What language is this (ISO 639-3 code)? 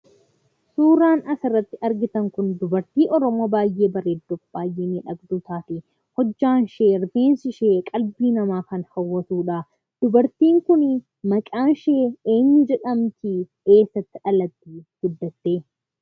orm